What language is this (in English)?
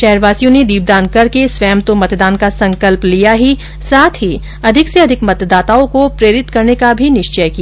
Hindi